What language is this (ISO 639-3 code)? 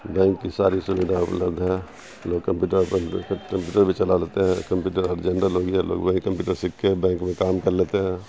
urd